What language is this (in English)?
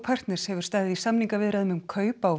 Icelandic